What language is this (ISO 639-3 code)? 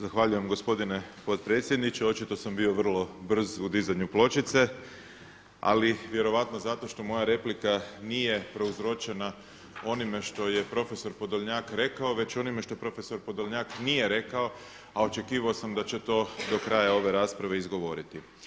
hrv